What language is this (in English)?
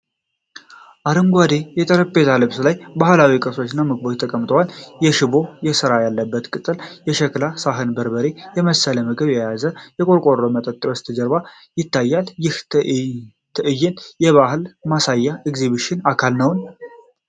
Amharic